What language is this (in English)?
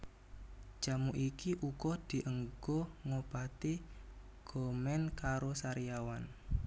Javanese